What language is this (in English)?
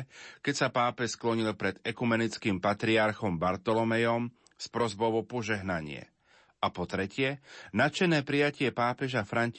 Slovak